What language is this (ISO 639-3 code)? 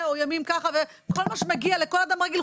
heb